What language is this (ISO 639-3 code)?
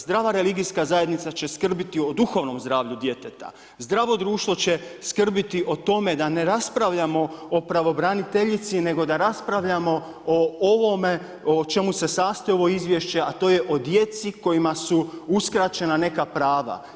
hrv